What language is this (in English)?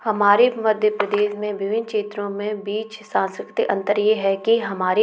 Hindi